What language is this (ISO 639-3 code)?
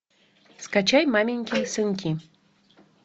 rus